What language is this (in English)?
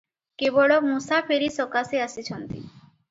Odia